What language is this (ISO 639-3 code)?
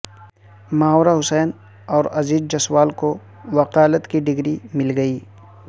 urd